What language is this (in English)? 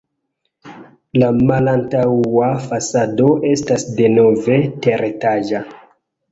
Esperanto